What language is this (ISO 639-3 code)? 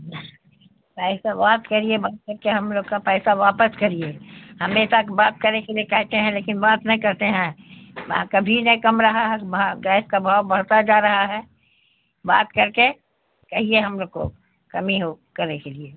urd